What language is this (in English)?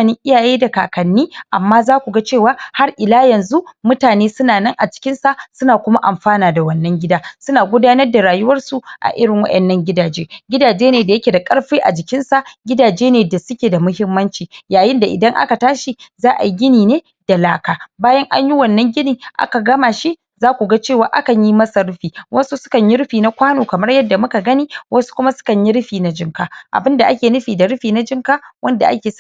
Hausa